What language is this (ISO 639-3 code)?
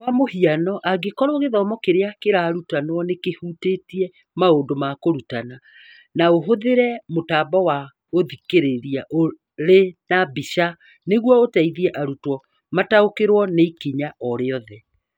kik